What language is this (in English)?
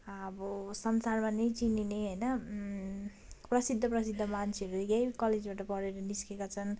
Nepali